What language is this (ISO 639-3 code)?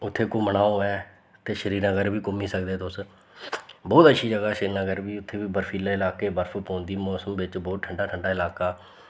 doi